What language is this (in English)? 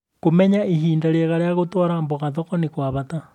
Kikuyu